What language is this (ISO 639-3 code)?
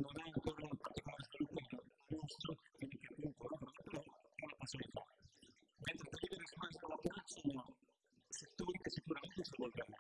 ita